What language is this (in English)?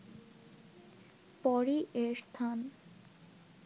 Bangla